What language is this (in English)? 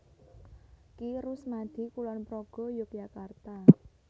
Javanese